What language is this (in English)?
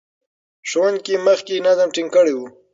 Pashto